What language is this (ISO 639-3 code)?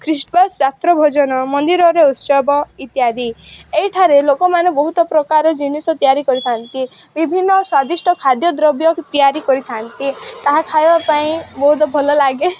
ori